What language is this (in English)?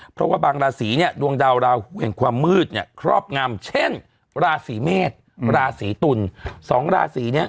Thai